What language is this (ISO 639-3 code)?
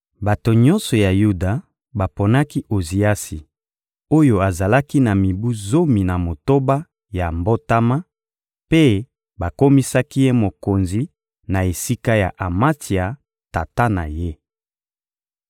lin